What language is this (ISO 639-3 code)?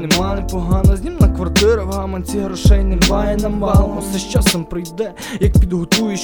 ukr